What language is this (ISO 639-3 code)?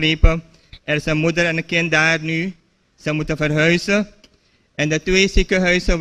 nld